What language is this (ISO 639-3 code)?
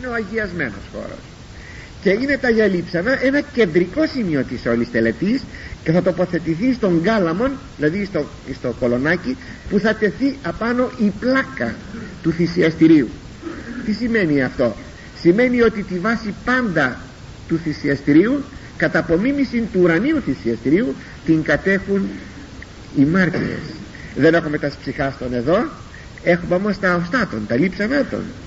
ell